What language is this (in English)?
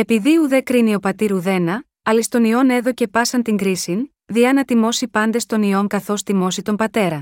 Greek